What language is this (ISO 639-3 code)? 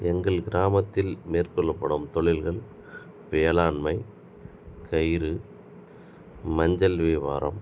tam